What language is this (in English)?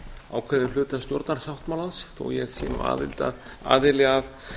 Icelandic